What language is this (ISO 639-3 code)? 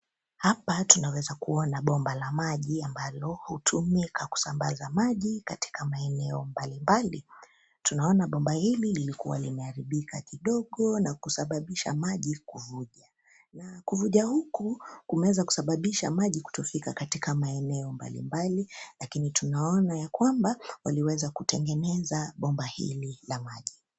swa